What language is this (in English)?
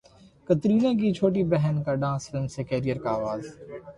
Urdu